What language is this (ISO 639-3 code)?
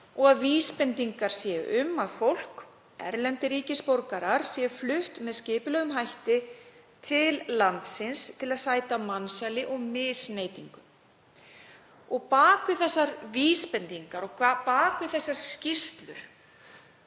isl